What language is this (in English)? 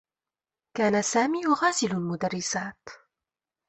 Arabic